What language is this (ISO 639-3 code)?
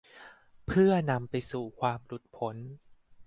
tha